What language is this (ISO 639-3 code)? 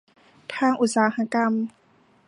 tha